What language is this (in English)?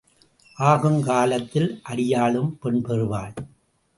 Tamil